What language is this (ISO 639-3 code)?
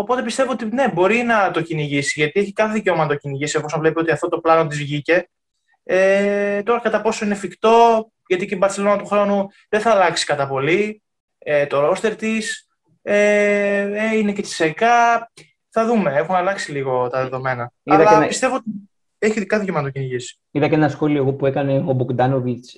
ell